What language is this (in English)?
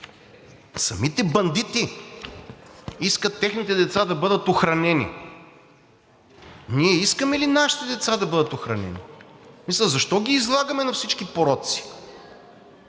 Bulgarian